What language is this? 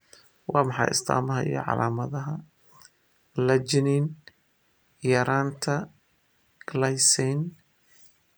Somali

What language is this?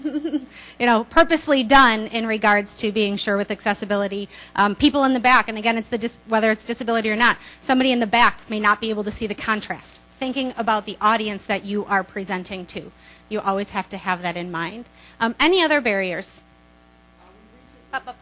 English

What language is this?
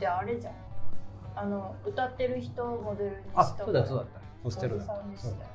Japanese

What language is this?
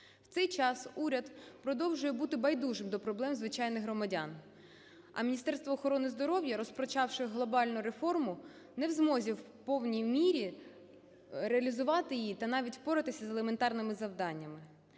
Ukrainian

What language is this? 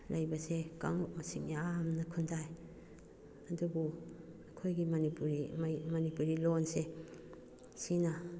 Manipuri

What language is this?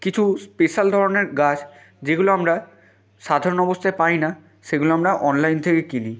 Bangla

